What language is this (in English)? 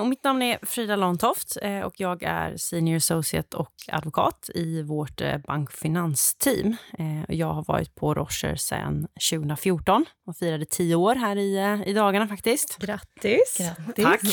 Swedish